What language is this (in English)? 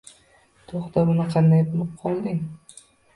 Uzbek